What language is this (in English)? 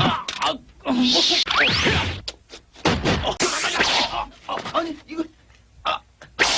Korean